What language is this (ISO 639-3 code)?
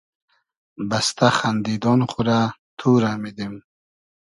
haz